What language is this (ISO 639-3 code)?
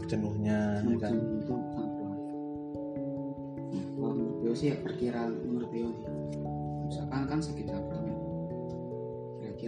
ind